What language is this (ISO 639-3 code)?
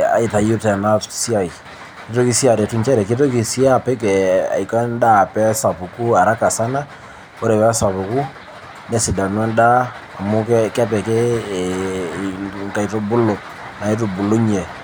mas